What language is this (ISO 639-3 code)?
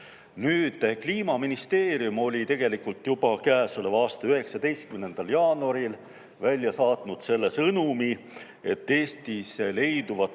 est